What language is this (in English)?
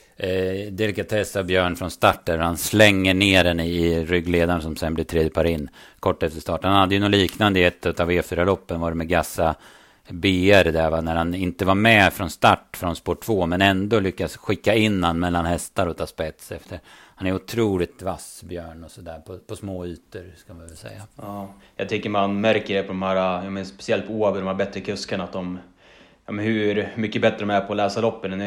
Swedish